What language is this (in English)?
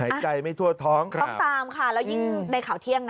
Thai